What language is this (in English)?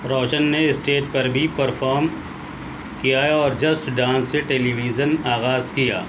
Urdu